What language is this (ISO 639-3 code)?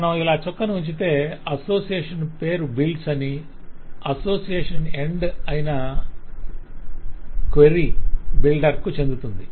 tel